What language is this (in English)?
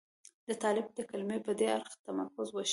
Pashto